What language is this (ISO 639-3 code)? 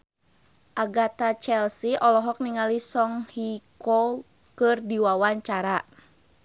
sun